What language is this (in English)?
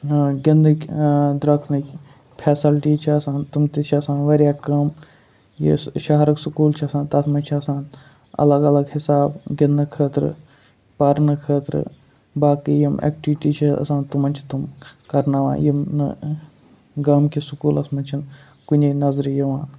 Kashmiri